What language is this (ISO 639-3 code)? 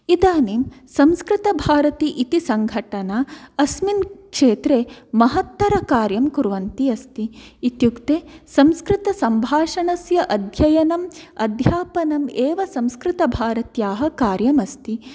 san